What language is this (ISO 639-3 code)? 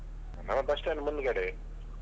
kan